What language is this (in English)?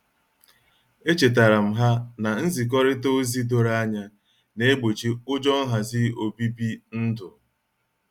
Igbo